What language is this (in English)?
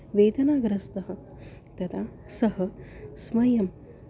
Sanskrit